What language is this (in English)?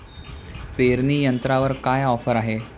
Marathi